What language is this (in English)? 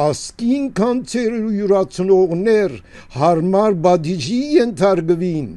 Turkish